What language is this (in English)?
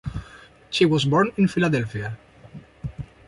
English